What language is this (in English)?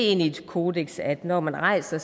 Danish